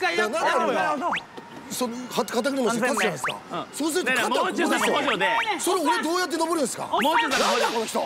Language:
Japanese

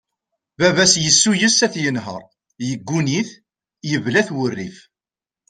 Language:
Kabyle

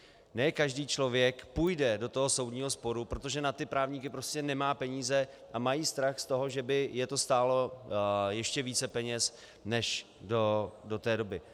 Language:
Czech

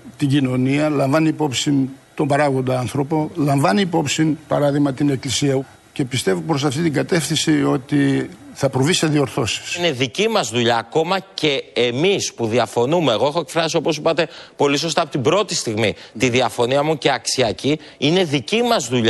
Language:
Greek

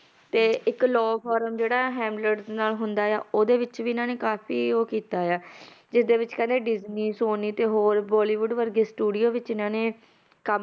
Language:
Punjabi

